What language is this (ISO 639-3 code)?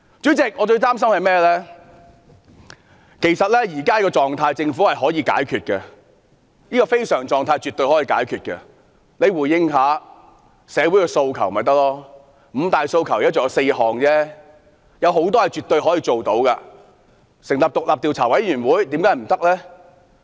yue